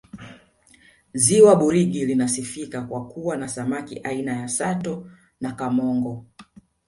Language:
Swahili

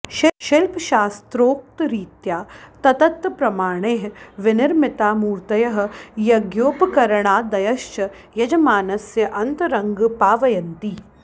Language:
Sanskrit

